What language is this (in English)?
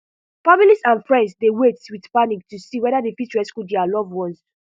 Nigerian Pidgin